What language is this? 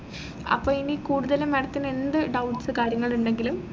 Malayalam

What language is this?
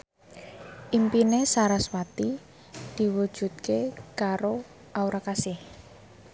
Javanese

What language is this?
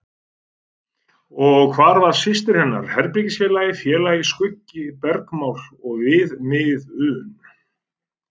Icelandic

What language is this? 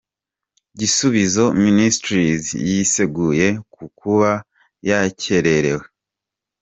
Kinyarwanda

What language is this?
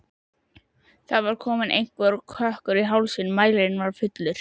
Icelandic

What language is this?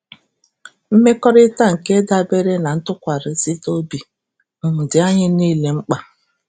Igbo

